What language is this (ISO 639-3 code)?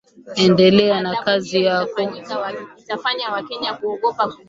swa